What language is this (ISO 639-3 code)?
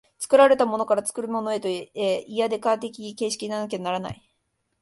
jpn